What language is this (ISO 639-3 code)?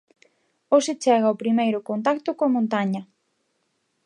glg